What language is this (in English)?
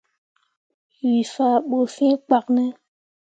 Mundang